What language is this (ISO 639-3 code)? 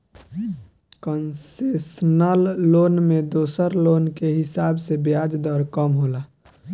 bho